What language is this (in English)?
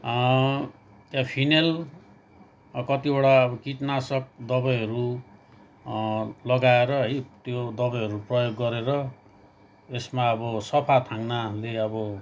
Nepali